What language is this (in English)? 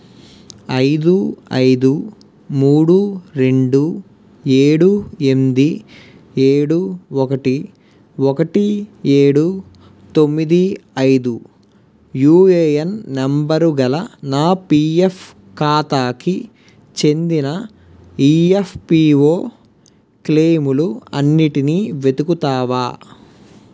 Telugu